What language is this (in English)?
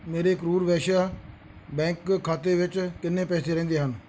Punjabi